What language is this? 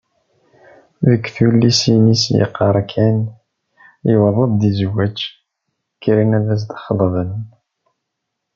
Kabyle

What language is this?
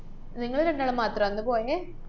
Malayalam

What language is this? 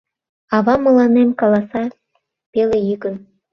Mari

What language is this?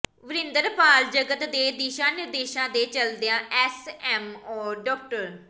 Punjabi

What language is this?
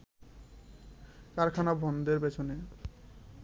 Bangla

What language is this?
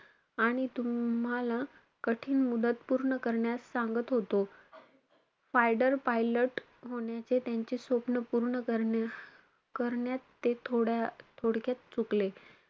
Marathi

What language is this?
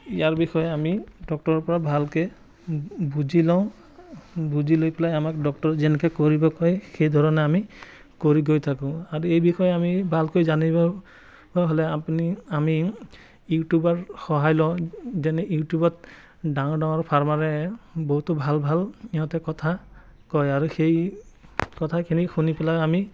Assamese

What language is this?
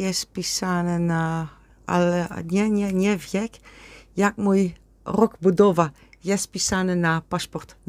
Polish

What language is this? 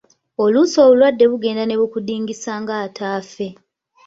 Ganda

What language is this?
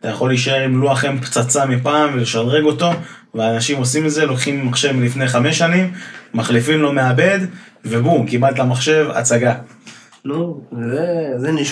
Hebrew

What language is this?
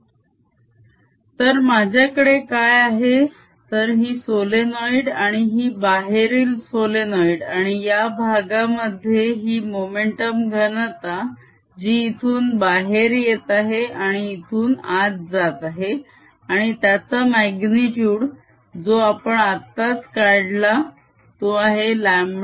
Marathi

